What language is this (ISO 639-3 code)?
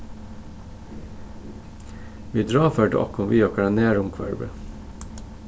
fao